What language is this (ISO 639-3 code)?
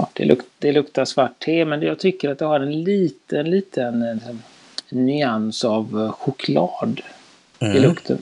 swe